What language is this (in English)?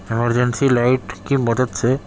Urdu